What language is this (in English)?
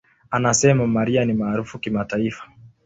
Swahili